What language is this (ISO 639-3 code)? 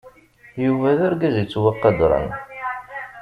kab